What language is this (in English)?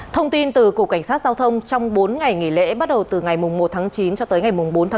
Vietnamese